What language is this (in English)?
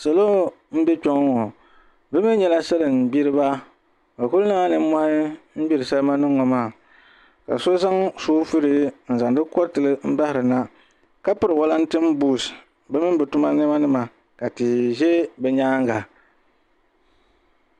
Dagbani